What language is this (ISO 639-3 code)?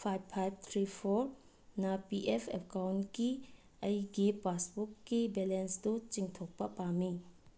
mni